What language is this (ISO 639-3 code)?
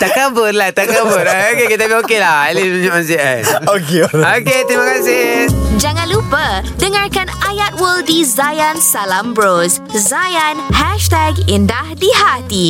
msa